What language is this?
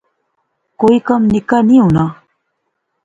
Pahari-Potwari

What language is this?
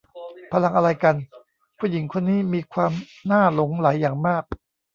Thai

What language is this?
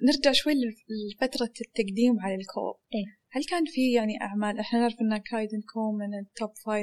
Arabic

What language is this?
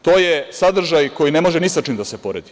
Serbian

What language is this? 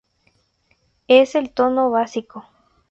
Spanish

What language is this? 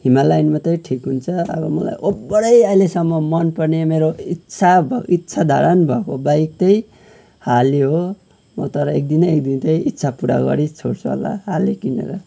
Nepali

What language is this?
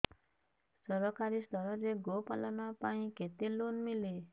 Odia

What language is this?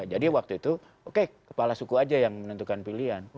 Indonesian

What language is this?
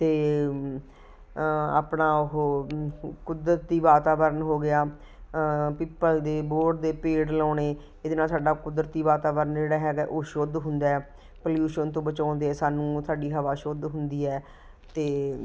Punjabi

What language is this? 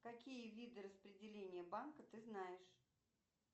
Russian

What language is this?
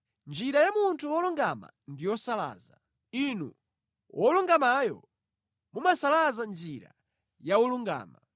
Nyanja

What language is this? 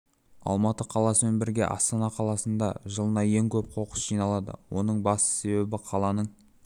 Kazakh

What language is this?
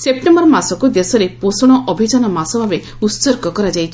Odia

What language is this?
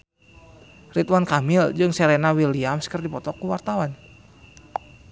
Sundanese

